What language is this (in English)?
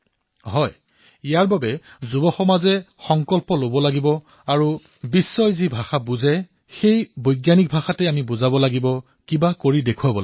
Assamese